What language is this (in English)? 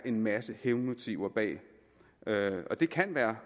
Danish